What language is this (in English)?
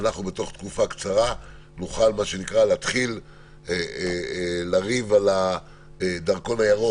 Hebrew